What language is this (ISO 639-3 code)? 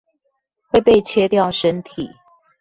zho